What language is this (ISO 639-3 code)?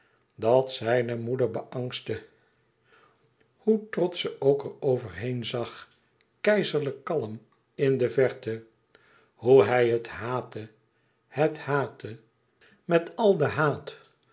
nld